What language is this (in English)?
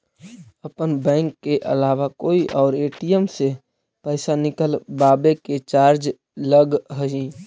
Magahi